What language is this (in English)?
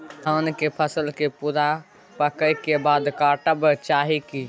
Maithili